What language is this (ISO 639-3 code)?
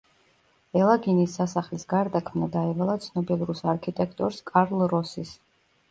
kat